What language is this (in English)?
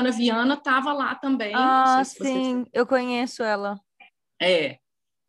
Portuguese